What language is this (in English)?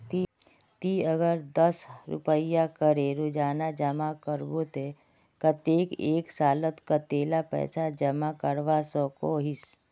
Magahi